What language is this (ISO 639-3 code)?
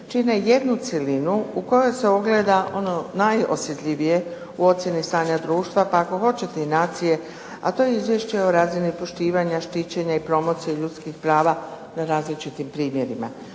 hrv